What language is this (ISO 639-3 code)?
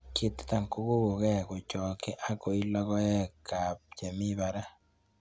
kln